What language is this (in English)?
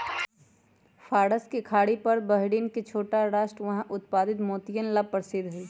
Magahi